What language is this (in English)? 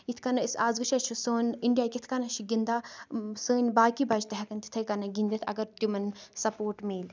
Kashmiri